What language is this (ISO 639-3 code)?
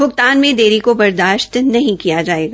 hin